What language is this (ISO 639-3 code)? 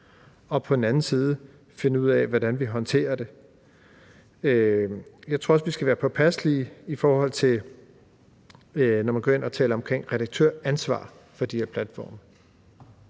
dan